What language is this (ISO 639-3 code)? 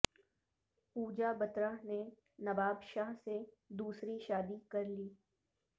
urd